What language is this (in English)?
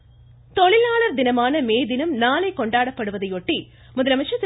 Tamil